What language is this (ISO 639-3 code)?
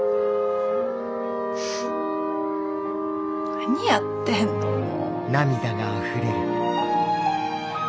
jpn